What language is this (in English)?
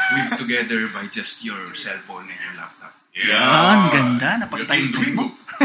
Filipino